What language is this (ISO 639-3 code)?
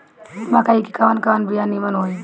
bho